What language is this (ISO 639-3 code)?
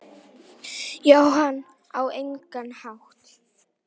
isl